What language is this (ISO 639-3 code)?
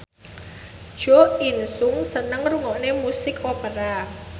jav